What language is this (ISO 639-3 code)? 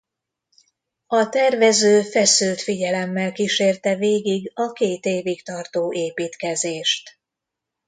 hun